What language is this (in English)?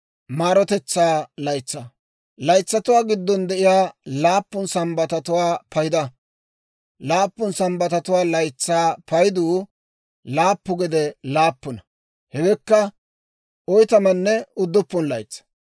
Dawro